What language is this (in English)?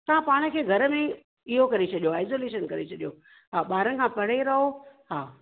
Sindhi